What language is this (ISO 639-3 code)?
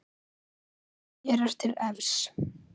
isl